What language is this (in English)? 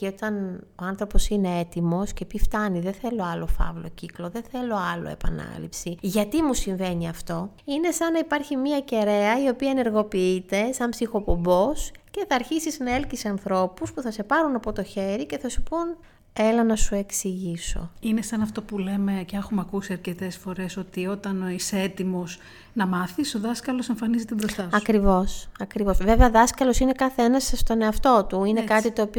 Greek